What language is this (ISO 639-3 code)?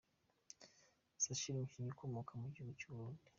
kin